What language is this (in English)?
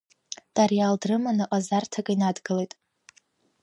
Abkhazian